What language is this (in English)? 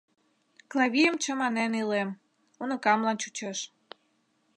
Mari